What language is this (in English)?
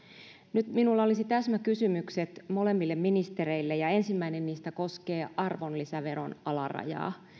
Finnish